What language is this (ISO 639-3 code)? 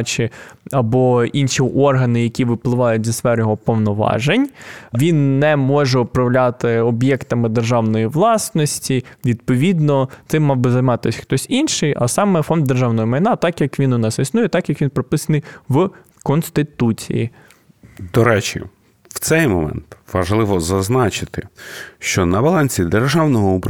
ukr